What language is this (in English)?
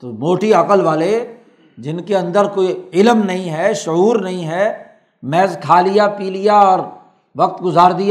Urdu